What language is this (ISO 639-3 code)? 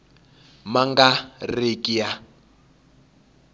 tso